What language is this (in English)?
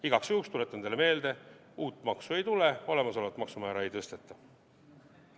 Estonian